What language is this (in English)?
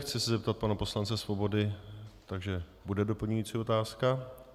Czech